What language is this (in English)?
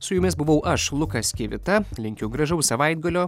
Lithuanian